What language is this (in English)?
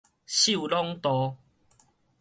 Min Nan Chinese